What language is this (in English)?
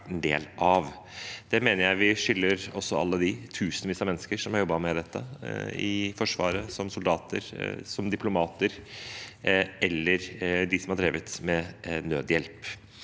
Norwegian